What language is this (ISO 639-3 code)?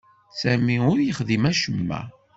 kab